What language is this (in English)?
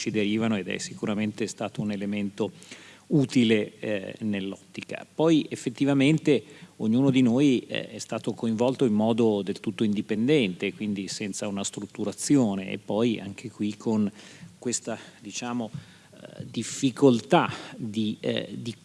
Italian